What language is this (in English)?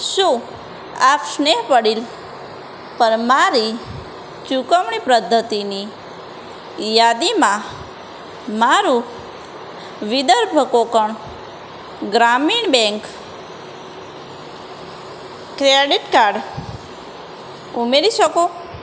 Gujarati